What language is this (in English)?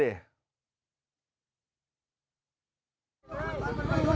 Thai